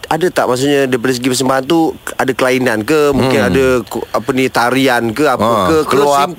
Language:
Malay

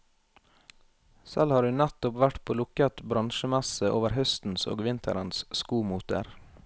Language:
Norwegian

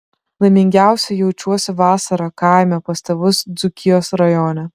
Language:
Lithuanian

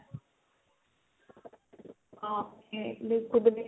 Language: Punjabi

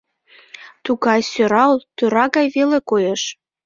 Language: Mari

